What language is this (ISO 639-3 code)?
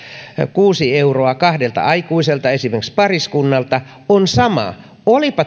fin